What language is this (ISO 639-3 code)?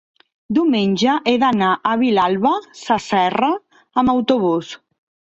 cat